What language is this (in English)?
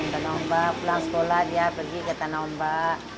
Indonesian